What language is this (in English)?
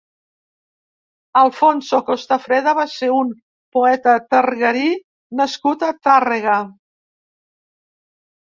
Catalan